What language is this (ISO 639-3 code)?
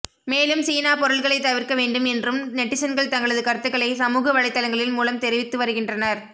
tam